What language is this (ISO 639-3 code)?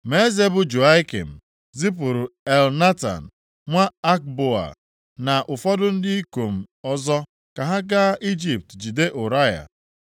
ibo